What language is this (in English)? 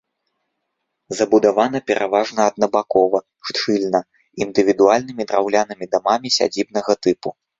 Belarusian